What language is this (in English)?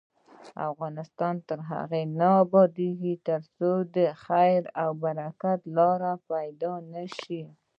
Pashto